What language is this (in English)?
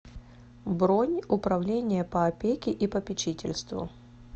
Russian